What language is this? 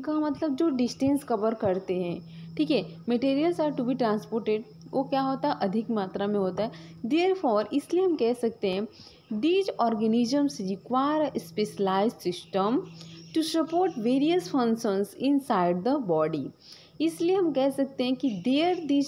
Hindi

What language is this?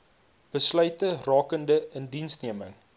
Afrikaans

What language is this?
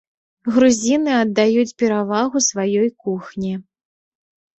Belarusian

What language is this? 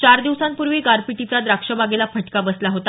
Marathi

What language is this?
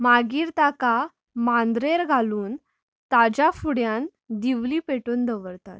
Konkani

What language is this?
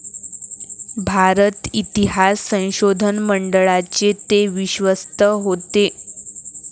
Marathi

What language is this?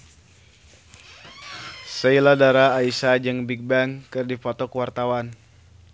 Sundanese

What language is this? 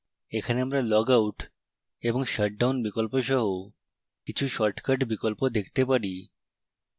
Bangla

